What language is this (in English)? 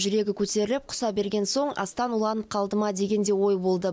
Kazakh